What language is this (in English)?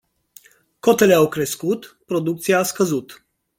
Romanian